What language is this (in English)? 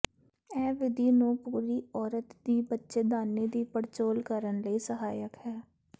Punjabi